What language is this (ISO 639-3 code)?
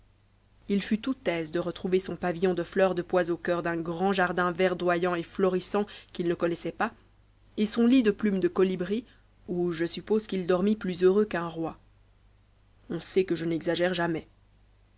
fra